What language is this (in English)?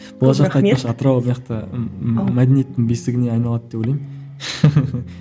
Kazakh